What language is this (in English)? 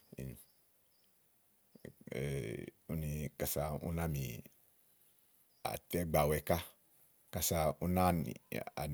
Igo